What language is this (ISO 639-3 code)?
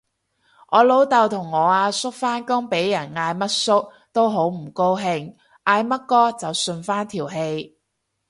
yue